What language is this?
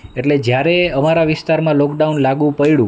Gujarati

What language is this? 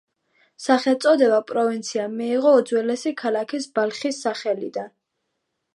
Georgian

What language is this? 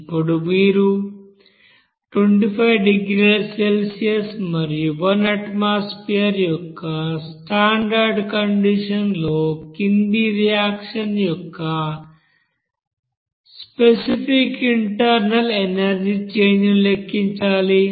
Telugu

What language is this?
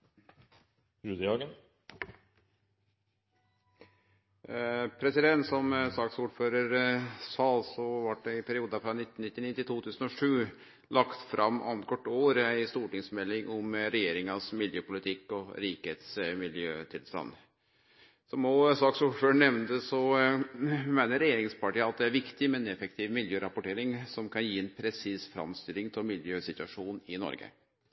Norwegian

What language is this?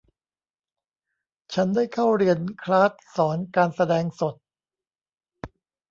Thai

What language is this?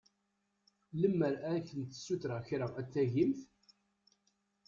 Kabyle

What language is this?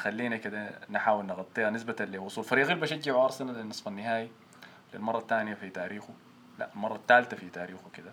Arabic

